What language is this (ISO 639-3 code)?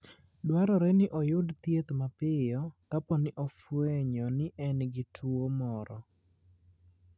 luo